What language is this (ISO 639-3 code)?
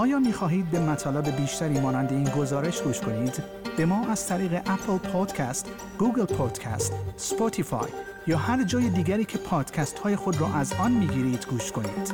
fas